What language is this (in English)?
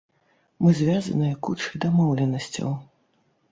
Belarusian